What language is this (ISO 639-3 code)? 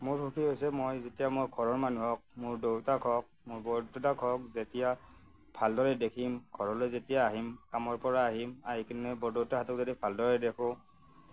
asm